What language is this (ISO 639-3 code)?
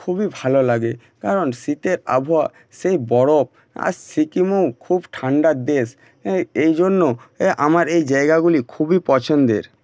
ben